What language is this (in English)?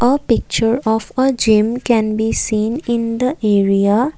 English